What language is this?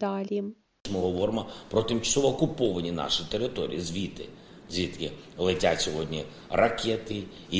Ukrainian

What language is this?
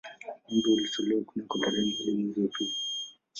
Swahili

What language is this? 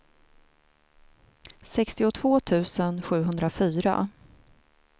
Swedish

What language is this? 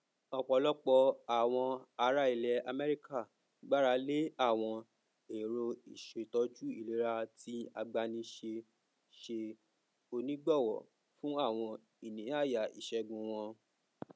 Yoruba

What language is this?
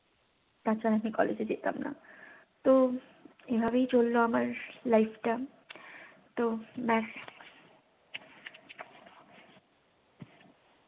Bangla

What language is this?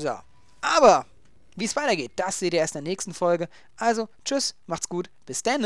German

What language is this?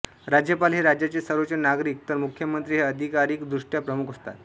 Marathi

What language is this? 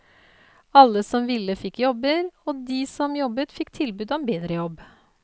Norwegian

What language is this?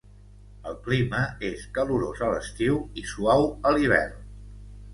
Catalan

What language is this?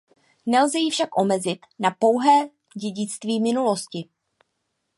Czech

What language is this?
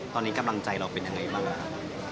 Thai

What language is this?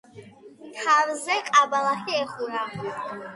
Georgian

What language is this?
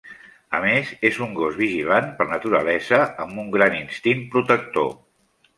Catalan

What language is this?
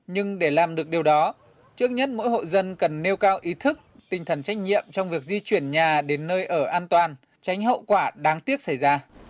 Vietnamese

